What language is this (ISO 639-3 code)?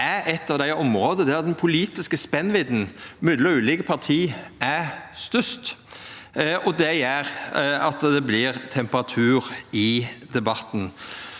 nor